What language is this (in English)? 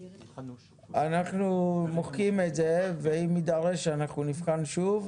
Hebrew